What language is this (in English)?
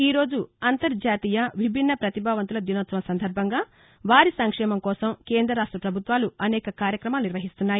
Telugu